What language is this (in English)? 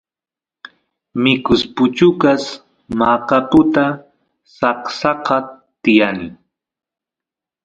Santiago del Estero Quichua